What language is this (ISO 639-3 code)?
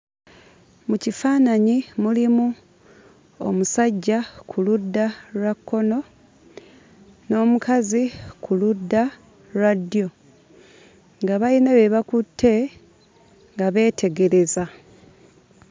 lug